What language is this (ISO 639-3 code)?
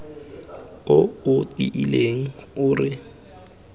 tsn